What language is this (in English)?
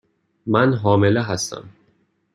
Persian